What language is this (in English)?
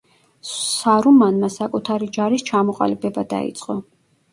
Georgian